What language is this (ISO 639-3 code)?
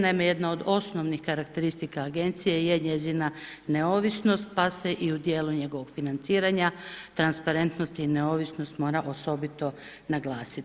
hrv